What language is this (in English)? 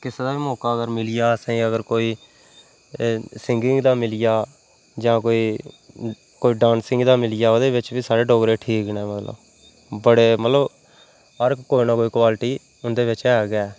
Dogri